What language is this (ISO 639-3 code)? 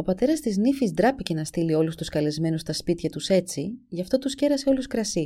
ell